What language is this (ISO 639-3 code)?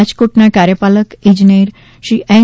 guj